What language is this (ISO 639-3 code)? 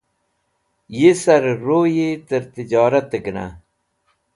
wbl